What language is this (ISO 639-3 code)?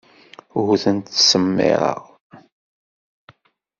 kab